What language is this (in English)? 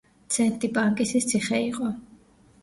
Georgian